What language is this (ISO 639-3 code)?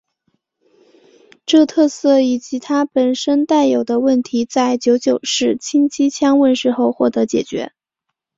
zho